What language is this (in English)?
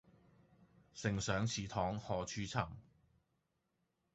Cantonese